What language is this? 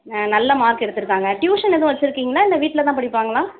Tamil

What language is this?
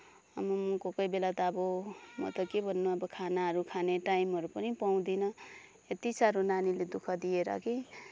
Nepali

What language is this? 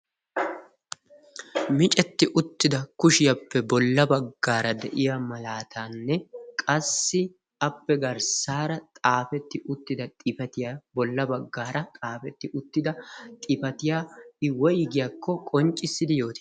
Wolaytta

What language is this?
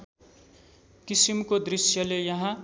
Nepali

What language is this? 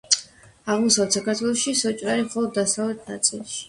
Georgian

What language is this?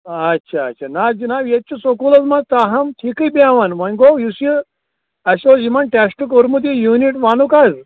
Kashmiri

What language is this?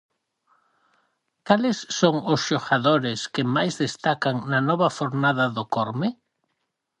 Galician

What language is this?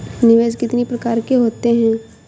Hindi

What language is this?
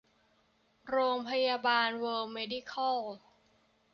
Thai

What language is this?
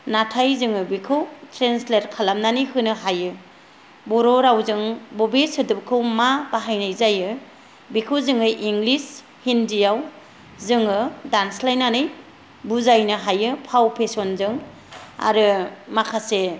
Bodo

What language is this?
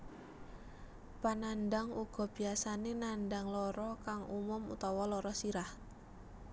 Javanese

